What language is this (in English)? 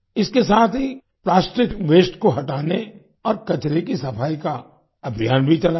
Hindi